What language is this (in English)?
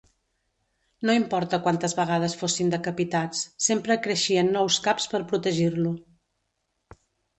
Catalan